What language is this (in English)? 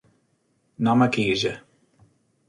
Western Frisian